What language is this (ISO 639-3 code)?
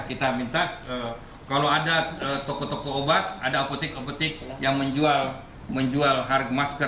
ind